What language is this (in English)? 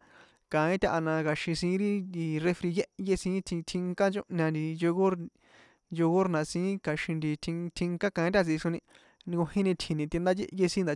San Juan Atzingo Popoloca